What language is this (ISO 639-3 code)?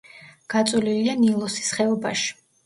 kat